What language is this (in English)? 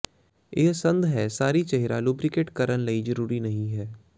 Punjabi